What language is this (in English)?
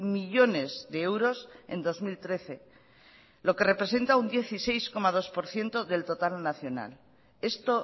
Spanish